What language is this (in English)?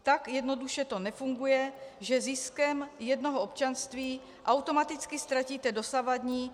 Czech